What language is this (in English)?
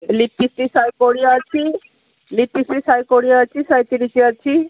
Odia